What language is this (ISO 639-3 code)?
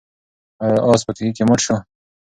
pus